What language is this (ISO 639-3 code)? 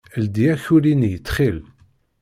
kab